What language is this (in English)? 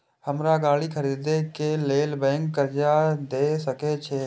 Maithili